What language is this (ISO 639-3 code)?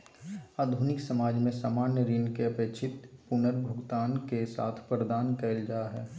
mag